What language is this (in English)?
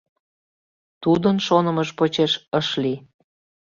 Mari